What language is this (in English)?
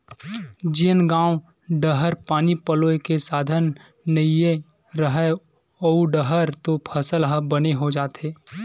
Chhattisgarhi